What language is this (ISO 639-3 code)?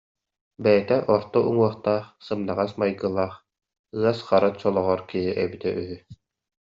sah